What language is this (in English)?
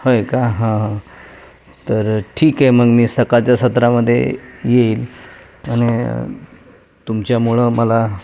Marathi